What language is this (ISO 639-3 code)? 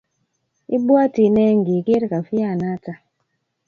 kln